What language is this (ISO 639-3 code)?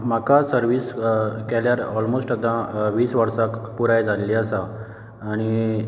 kok